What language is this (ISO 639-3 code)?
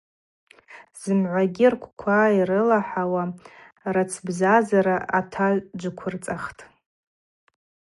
abq